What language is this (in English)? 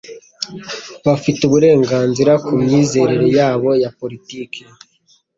Kinyarwanda